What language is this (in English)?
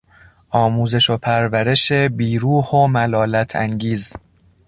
Persian